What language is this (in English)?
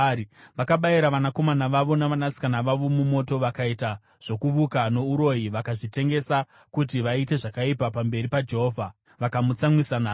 Shona